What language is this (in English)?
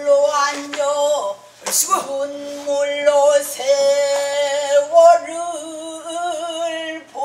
Korean